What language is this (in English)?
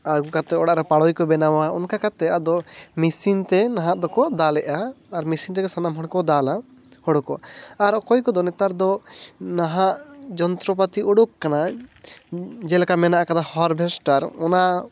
Santali